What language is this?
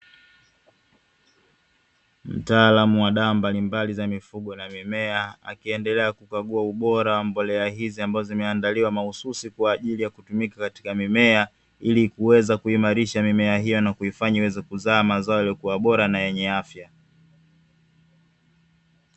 Swahili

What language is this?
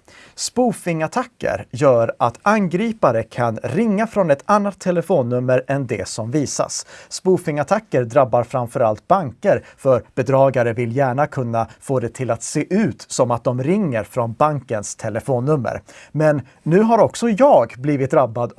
Swedish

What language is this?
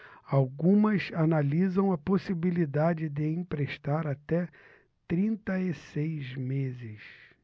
Portuguese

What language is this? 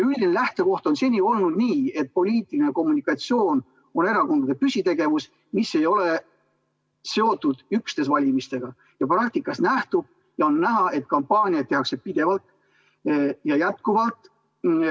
Estonian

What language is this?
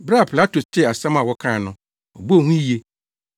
Akan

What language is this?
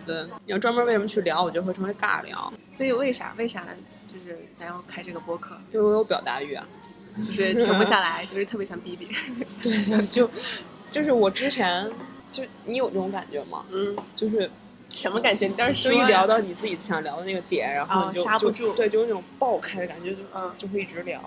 Chinese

